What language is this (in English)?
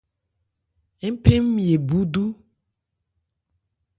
Ebrié